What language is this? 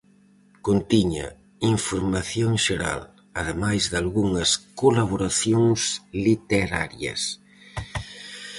Galician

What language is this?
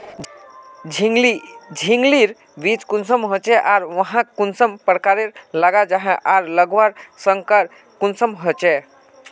Magahi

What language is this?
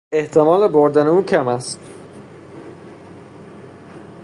Persian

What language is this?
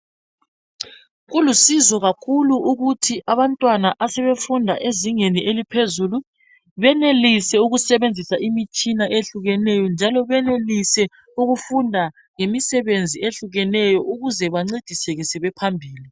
North Ndebele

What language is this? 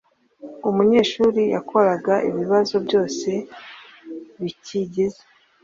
Kinyarwanda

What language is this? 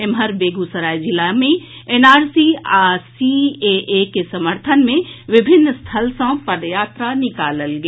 Maithili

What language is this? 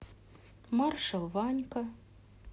Russian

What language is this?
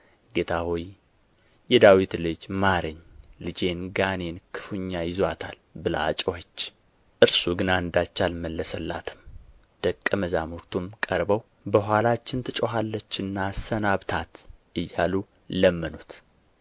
Amharic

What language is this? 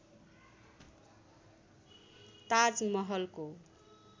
Nepali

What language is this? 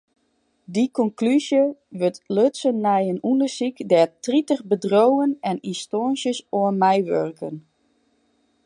Western Frisian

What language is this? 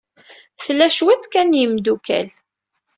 Kabyle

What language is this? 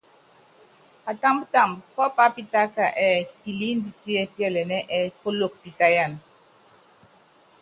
Yangben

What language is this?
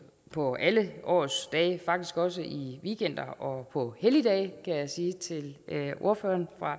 Danish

